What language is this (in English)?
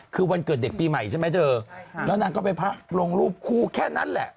Thai